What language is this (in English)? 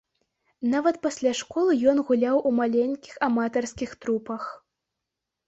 Belarusian